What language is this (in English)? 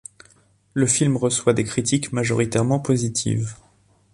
French